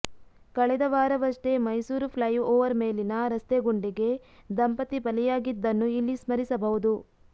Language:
Kannada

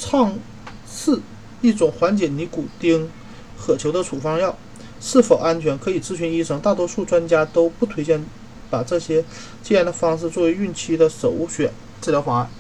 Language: Chinese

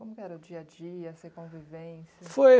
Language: Portuguese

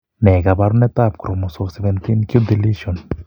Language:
Kalenjin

